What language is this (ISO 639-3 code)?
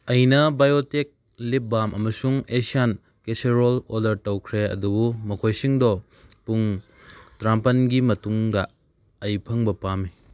mni